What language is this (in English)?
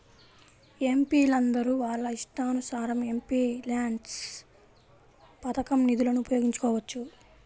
Telugu